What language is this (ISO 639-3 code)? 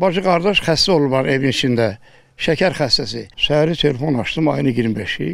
tur